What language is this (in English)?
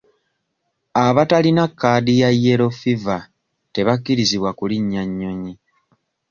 Ganda